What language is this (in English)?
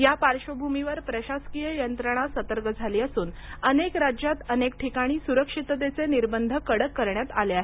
Marathi